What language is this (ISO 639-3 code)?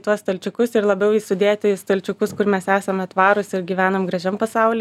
lit